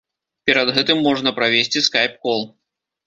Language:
Belarusian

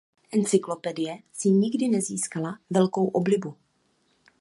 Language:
Czech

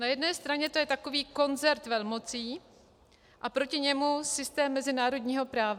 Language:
Czech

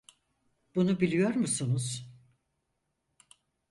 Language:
Turkish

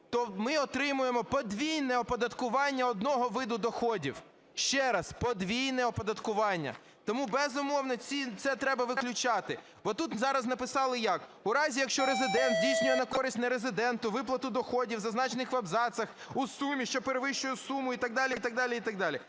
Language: Ukrainian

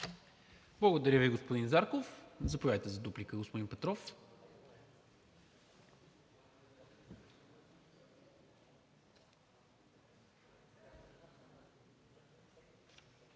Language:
Bulgarian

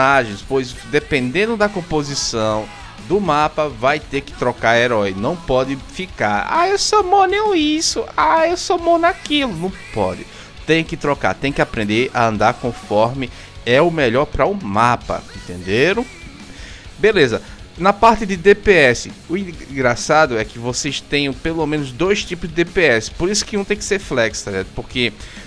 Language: Portuguese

